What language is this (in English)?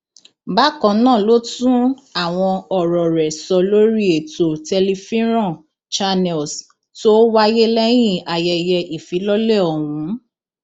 Yoruba